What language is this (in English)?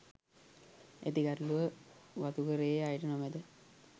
Sinhala